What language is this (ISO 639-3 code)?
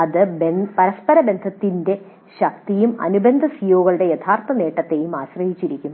mal